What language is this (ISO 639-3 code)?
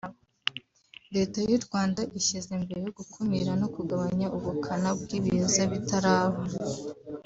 kin